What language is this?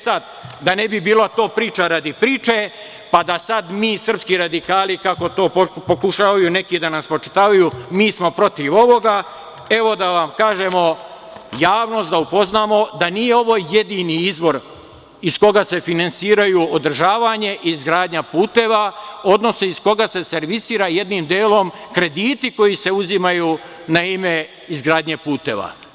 Serbian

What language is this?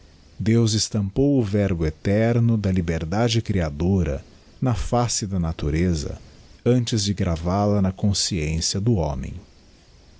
Portuguese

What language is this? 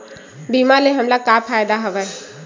Chhattisgarhi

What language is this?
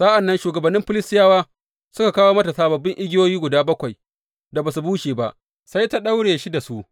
Hausa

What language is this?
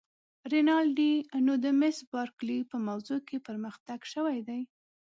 Pashto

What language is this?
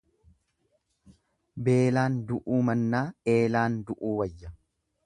Oromo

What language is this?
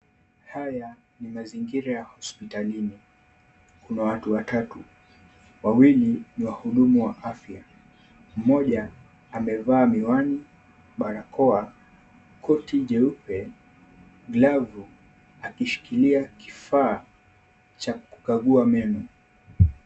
Swahili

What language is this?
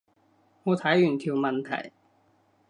Cantonese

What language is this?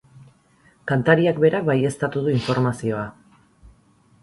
Basque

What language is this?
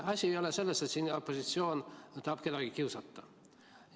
Estonian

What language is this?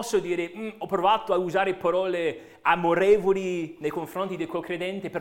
Italian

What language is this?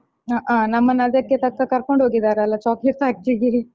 Kannada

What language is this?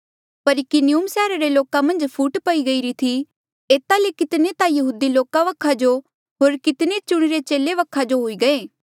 Mandeali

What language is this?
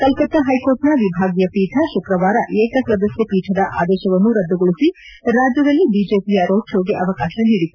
Kannada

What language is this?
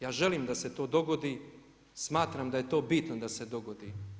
Croatian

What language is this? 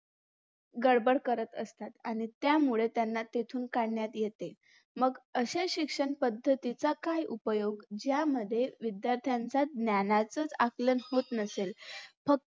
Marathi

